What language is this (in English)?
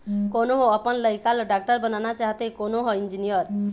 Chhattisgarhi